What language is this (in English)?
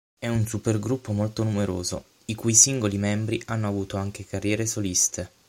Italian